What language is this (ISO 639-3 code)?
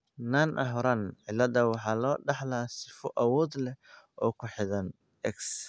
som